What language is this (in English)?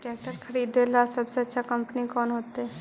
Magahi